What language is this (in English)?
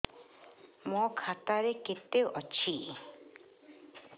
Odia